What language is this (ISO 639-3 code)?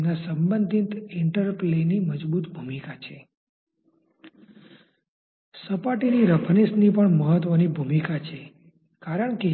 guj